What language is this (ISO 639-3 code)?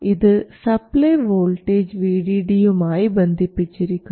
mal